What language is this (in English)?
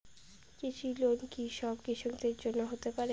Bangla